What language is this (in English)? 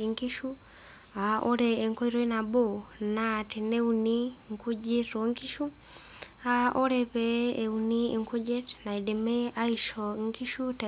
Masai